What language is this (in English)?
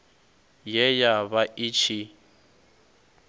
Venda